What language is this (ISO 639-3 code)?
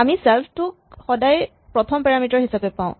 asm